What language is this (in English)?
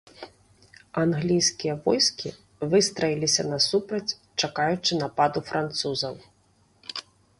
Belarusian